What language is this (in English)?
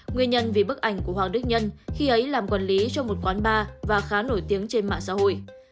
Vietnamese